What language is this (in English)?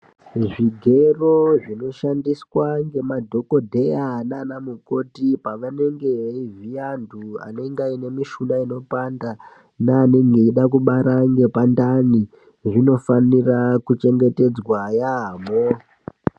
Ndau